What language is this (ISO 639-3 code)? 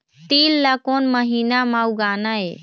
hne